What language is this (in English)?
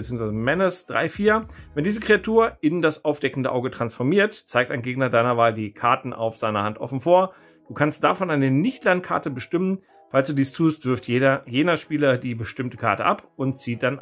German